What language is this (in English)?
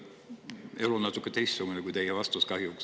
Estonian